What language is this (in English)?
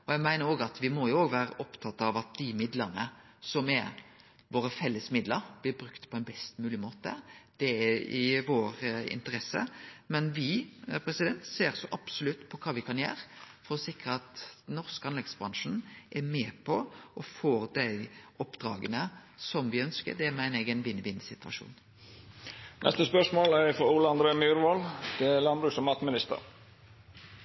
Norwegian